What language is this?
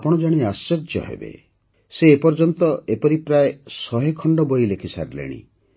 Odia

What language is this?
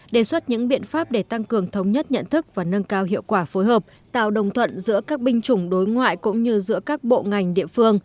Vietnamese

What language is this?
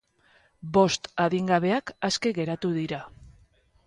Basque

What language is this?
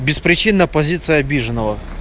Russian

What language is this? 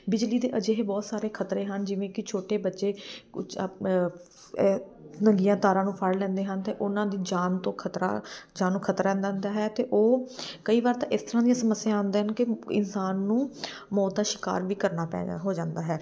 Punjabi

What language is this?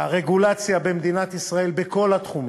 Hebrew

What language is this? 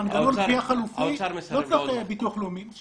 Hebrew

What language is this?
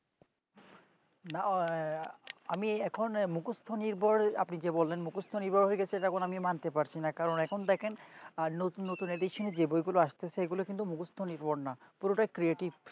Bangla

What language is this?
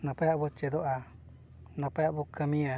Santali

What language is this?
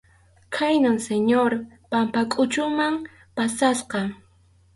Arequipa-La Unión Quechua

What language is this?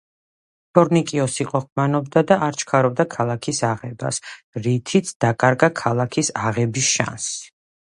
Georgian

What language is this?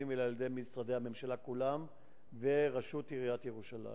Hebrew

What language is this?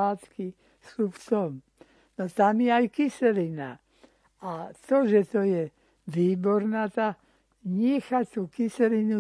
Slovak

